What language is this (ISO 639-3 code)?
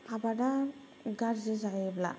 brx